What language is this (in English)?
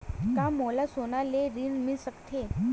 Chhattisgarhi